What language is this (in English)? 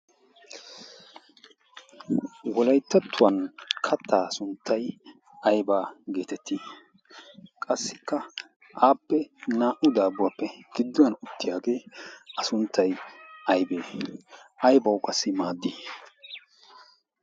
Wolaytta